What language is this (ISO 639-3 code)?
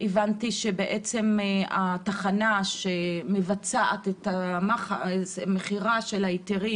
heb